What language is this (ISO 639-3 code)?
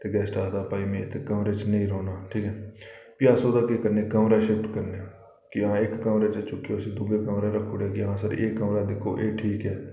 doi